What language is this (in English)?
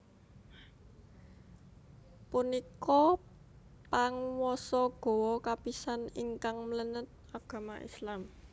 Javanese